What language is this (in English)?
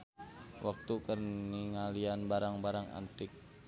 Sundanese